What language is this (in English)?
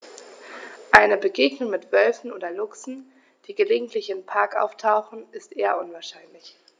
German